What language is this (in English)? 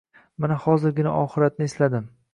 Uzbek